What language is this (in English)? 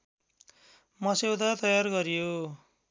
Nepali